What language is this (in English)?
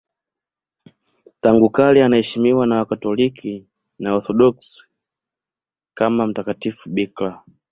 Swahili